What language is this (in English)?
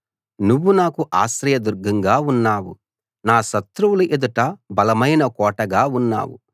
Telugu